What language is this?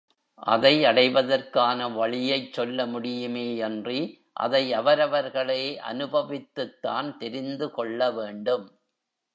Tamil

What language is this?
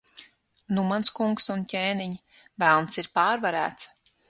Latvian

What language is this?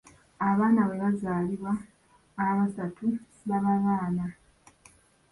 Ganda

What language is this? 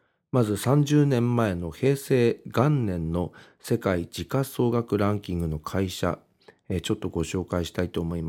Japanese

